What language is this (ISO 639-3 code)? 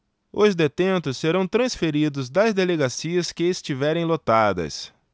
por